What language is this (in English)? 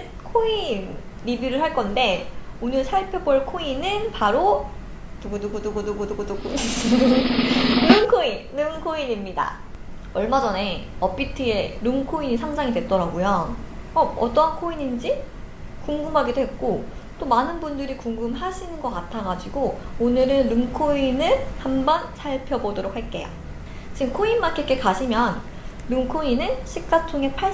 Korean